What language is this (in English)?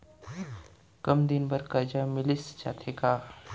Chhattisgarhi